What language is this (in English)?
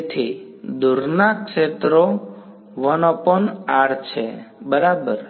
Gujarati